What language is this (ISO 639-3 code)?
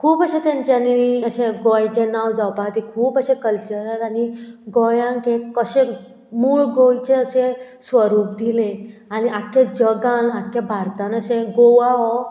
kok